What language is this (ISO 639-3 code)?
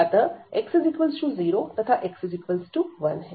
hin